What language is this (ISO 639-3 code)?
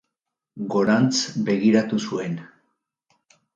eus